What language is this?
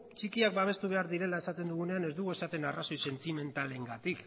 Basque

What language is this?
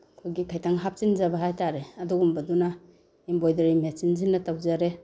Manipuri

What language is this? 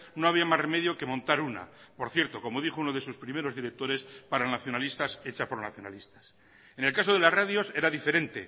Spanish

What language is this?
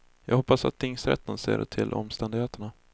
Swedish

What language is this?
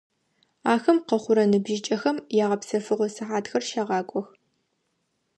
Adyghe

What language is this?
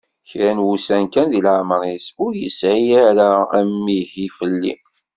Kabyle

